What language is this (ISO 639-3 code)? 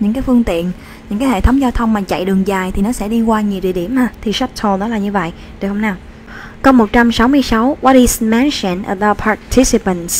vie